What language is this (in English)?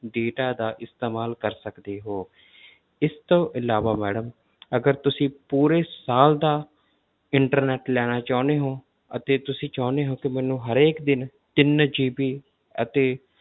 Punjabi